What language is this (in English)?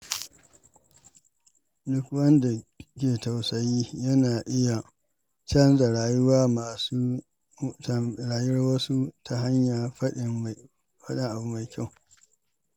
Hausa